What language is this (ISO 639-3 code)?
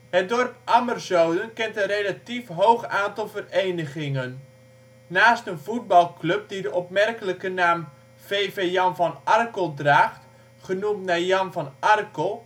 nld